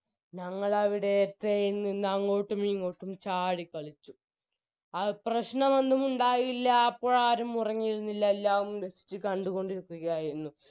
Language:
Malayalam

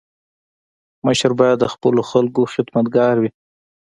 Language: Pashto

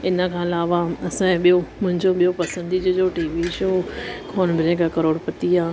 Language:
Sindhi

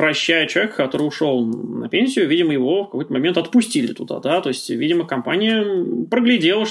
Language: Russian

